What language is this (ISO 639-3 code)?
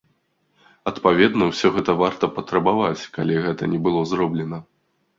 bel